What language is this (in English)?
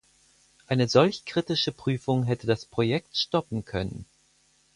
German